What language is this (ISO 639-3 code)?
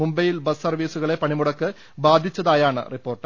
mal